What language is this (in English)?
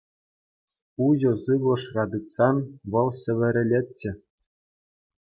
Chuvash